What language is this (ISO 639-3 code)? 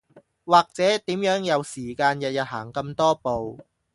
yue